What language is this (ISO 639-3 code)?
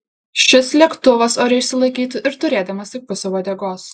lit